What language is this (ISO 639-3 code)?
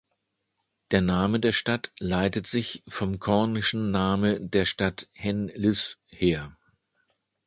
deu